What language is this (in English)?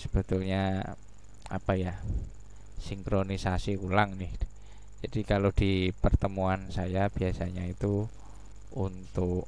Indonesian